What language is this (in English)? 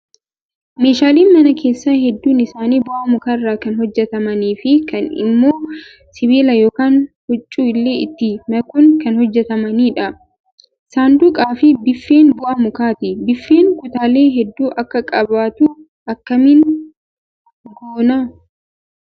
Oromo